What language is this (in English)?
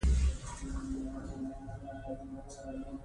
Pashto